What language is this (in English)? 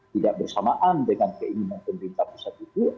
Indonesian